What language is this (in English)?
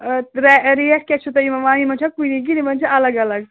Kashmiri